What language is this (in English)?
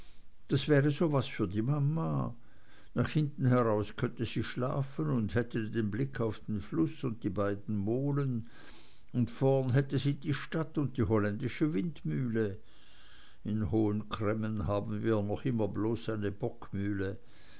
German